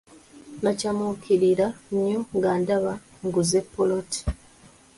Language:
Ganda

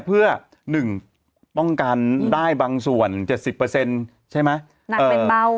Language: Thai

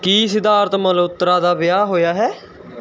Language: Punjabi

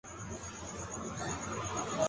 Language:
Urdu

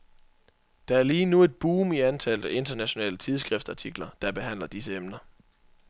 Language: Danish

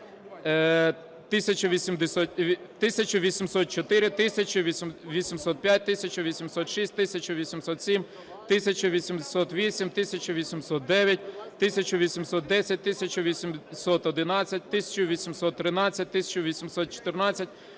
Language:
Ukrainian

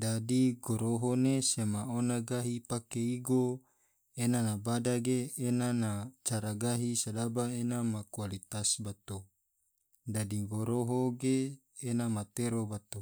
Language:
Tidore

